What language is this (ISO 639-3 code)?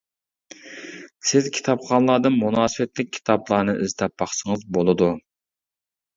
uig